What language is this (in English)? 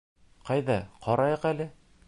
Bashkir